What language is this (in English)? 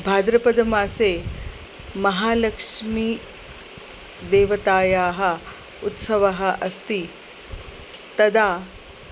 Sanskrit